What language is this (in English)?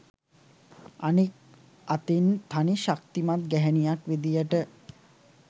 Sinhala